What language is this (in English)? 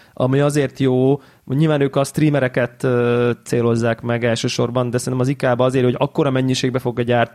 Hungarian